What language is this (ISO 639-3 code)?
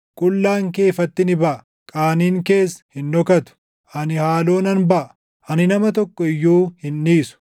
orm